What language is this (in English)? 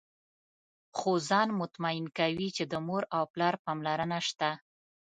Pashto